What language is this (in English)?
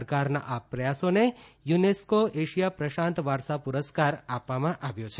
Gujarati